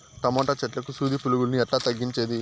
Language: Telugu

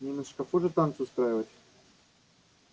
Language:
Russian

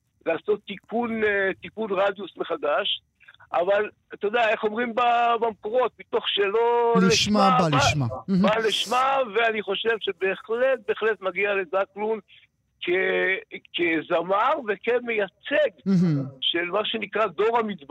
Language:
Hebrew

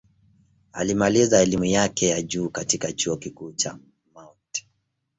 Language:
Swahili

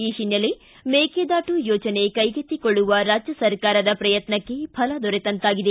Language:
Kannada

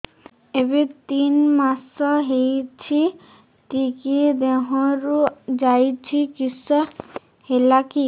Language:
Odia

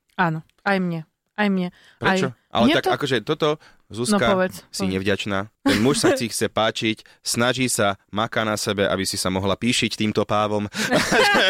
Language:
Slovak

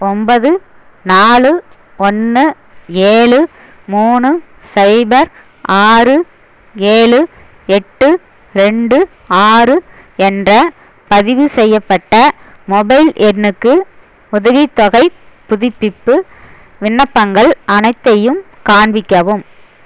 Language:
Tamil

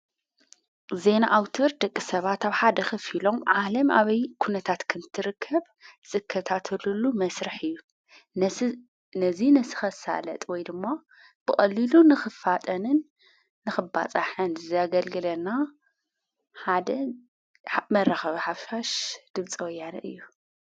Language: Tigrinya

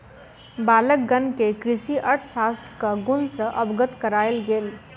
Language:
Maithili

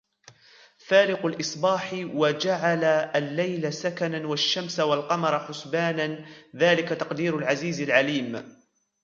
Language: Arabic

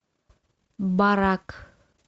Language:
Russian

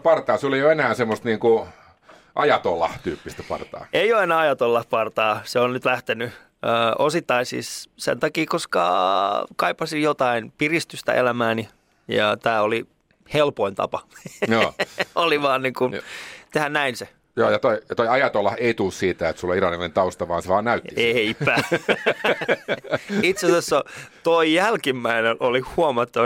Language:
Finnish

